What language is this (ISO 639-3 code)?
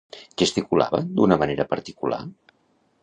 cat